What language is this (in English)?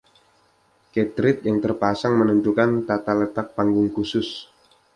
Indonesian